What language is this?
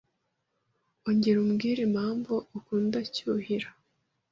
Kinyarwanda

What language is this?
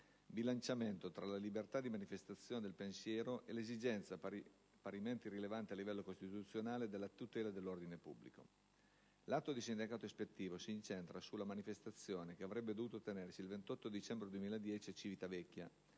Italian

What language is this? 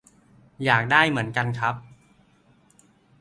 Thai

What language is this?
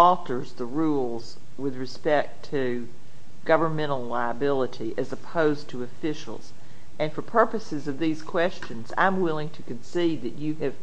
English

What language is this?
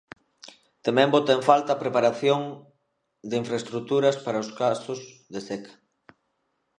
Galician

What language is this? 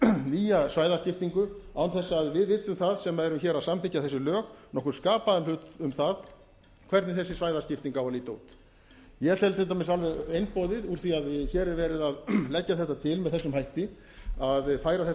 Icelandic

